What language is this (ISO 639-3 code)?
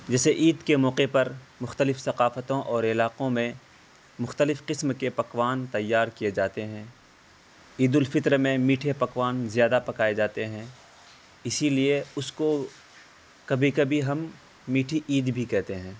urd